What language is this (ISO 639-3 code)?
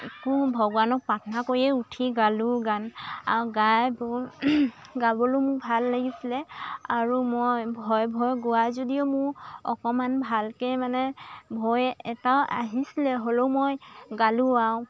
asm